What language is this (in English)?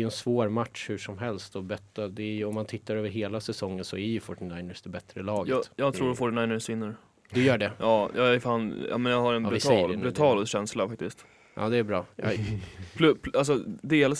Swedish